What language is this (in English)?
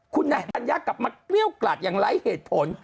Thai